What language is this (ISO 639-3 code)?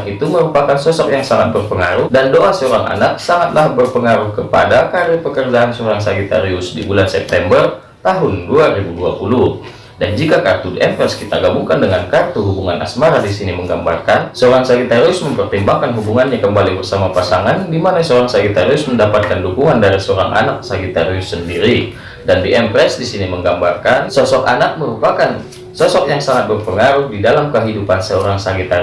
ind